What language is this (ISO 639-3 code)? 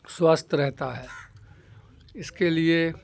urd